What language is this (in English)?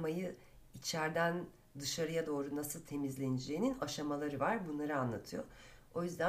Turkish